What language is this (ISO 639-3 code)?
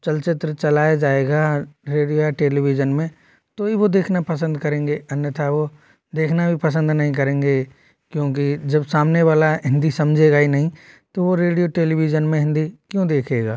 hin